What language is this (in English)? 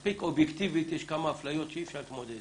Hebrew